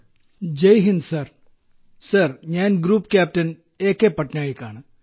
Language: Malayalam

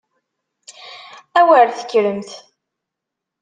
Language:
Kabyle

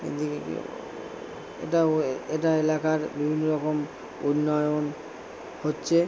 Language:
Bangla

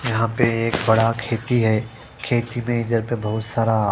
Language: Hindi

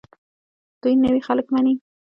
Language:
Pashto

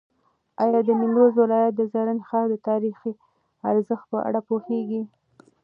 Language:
Pashto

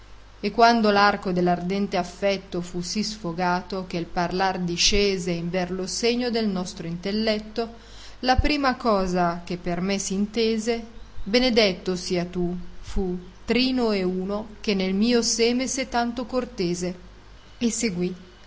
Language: Italian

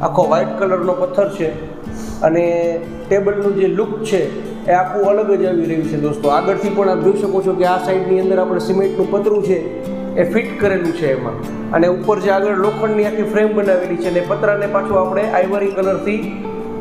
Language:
Gujarati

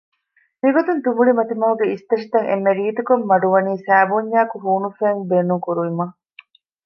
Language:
Divehi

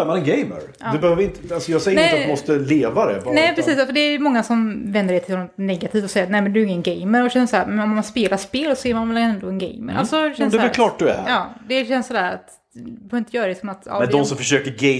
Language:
Swedish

